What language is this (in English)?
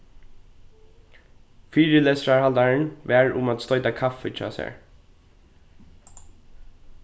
Faroese